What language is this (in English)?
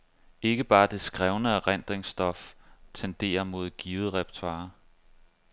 Danish